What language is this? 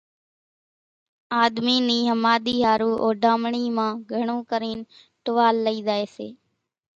Kachi Koli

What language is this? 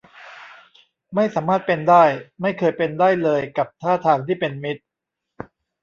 Thai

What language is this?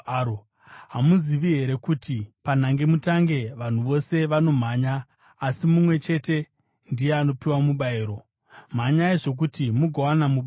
Shona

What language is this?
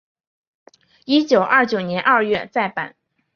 Chinese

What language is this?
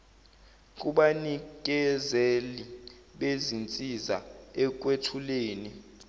Zulu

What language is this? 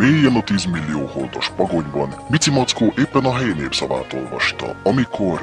Hungarian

